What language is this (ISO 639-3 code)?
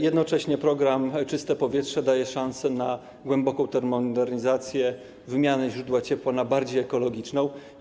pol